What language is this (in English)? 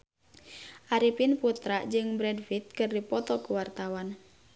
Sundanese